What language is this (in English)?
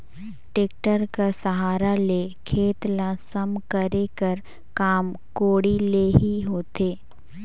Chhattisgarhi